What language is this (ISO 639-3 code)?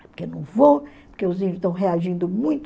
por